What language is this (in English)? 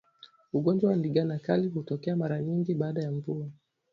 Swahili